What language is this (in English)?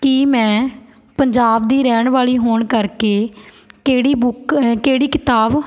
Punjabi